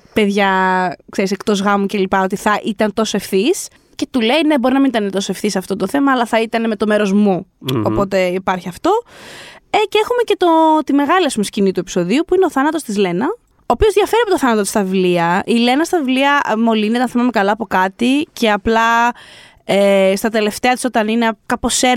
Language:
Greek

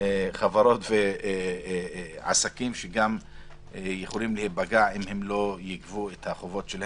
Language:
Hebrew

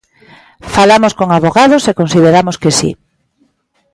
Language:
Galician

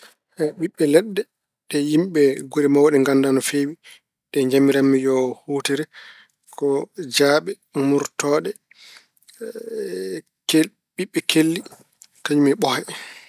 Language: Fula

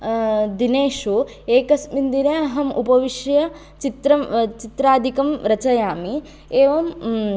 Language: Sanskrit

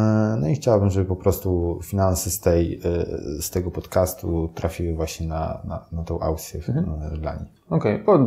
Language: Polish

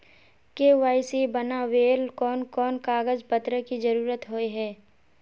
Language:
Magahi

